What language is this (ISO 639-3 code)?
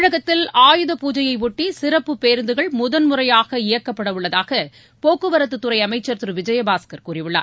tam